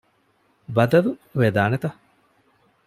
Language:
Divehi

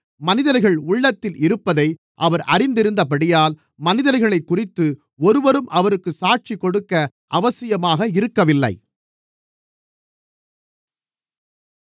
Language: Tamil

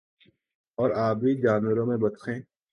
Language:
Urdu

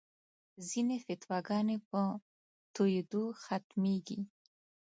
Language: Pashto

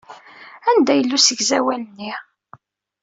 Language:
Kabyle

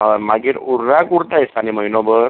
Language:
Konkani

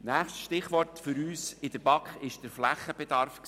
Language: Swiss German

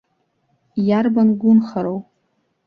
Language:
Abkhazian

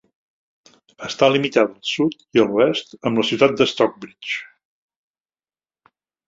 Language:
Catalan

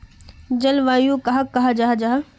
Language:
Magahi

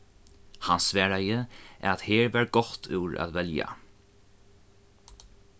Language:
Faroese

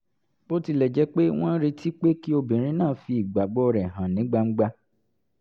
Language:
Yoruba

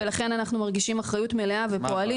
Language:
Hebrew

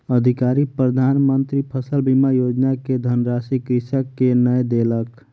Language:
Maithili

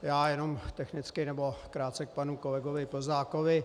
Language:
Czech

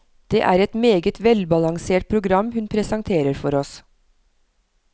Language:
Norwegian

